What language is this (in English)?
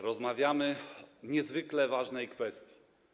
Polish